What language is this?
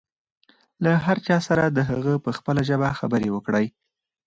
Pashto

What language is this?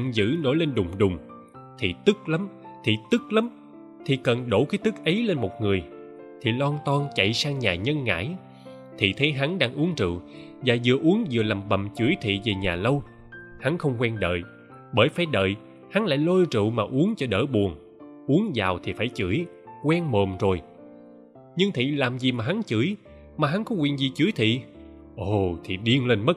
Vietnamese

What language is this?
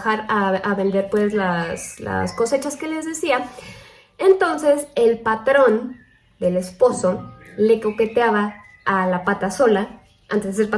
Spanish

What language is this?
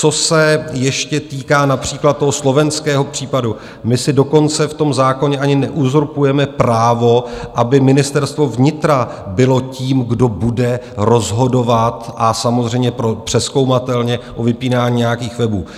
Czech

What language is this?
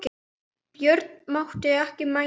Icelandic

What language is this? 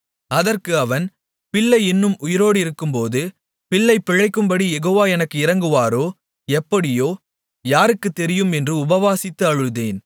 Tamil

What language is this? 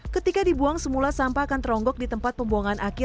Indonesian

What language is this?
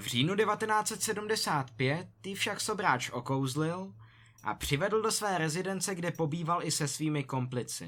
Czech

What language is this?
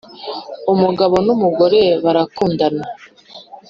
Kinyarwanda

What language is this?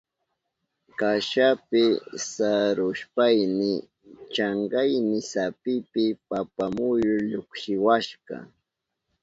Southern Pastaza Quechua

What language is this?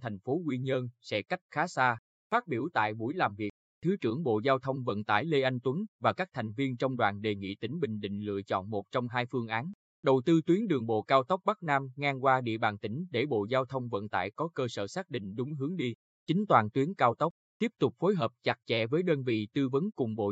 Vietnamese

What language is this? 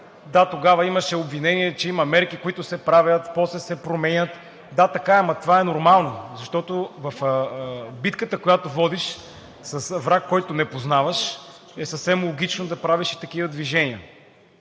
Bulgarian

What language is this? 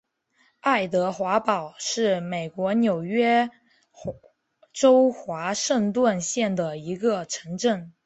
Chinese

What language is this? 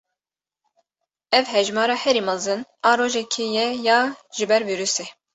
Kurdish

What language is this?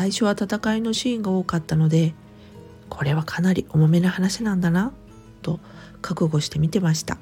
Japanese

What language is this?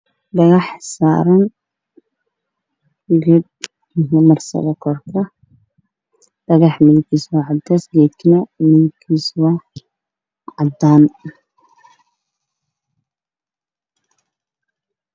Somali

